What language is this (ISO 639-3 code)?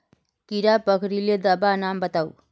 mag